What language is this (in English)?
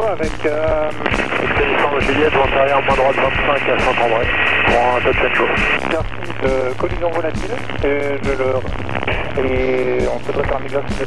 French